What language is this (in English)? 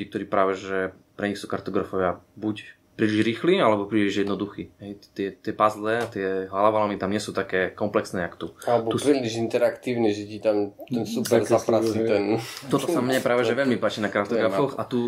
Slovak